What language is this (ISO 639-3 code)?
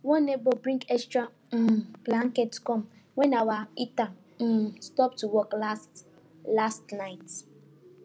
pcm